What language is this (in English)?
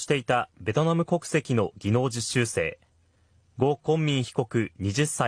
Japanese